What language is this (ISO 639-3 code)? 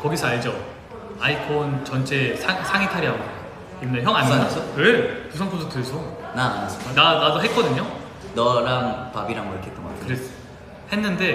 kor